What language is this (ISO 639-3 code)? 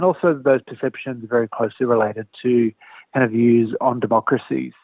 ind